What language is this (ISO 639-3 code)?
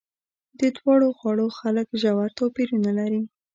pus